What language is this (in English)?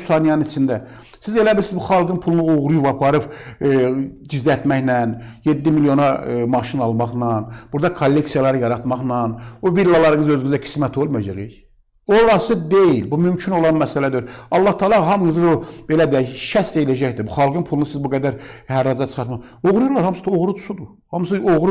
Turkish